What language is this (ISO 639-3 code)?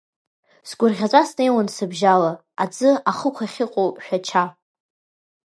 abk